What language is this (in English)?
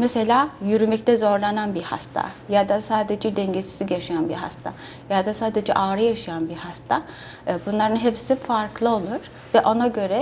Turkish